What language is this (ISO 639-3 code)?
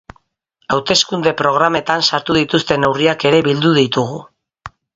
eus